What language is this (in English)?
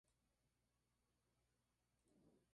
Spanish